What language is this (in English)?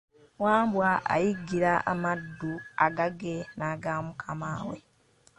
Ganda